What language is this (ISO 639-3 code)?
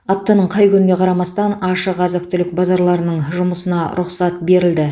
kaz